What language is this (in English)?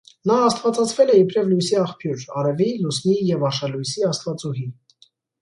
Armenian